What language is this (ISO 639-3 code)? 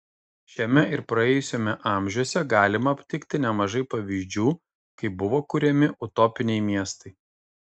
lit